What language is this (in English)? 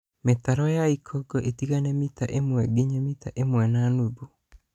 Kikuyu